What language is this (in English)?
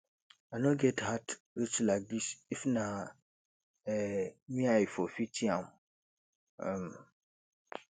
Nigerian Pidgin